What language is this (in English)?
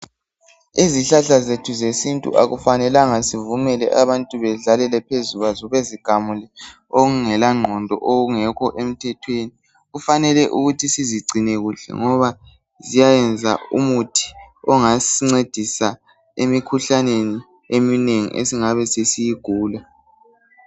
North Ndebele